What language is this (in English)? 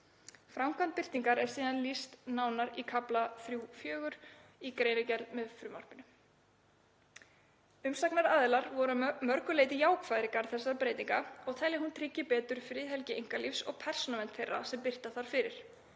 Icelandic